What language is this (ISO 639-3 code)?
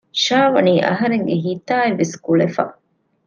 div